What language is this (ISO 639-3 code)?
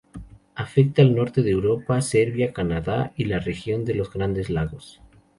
spa